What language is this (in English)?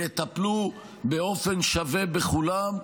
Hebrew